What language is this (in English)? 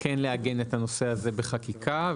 Hebrew